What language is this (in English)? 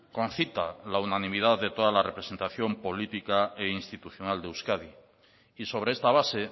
Spanish